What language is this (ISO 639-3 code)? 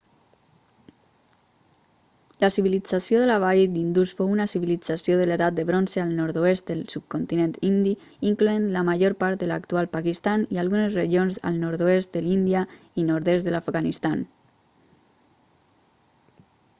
cat